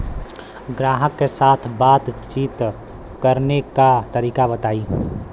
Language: Bhojpuri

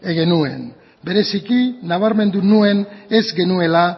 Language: Basque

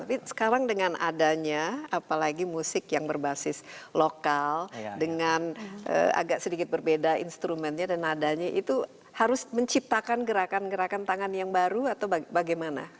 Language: Indonesian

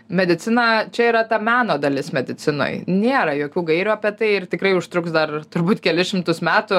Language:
Lithuanian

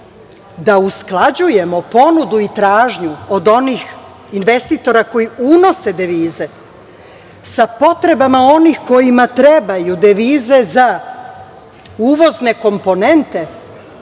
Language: Serbian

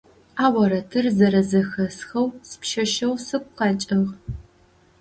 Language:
Adyghe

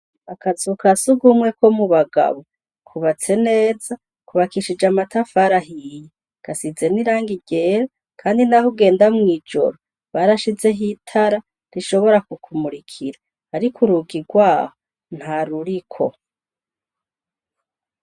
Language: Rundi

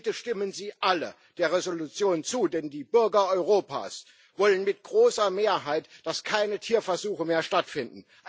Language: German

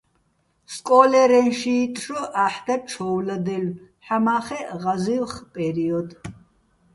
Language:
Bats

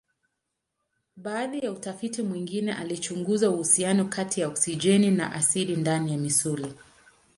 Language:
Swahili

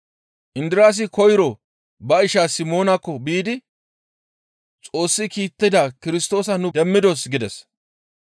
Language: Gamo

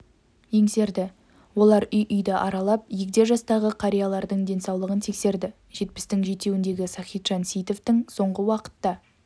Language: Kazakh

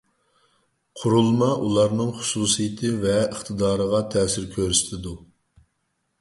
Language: Uyghur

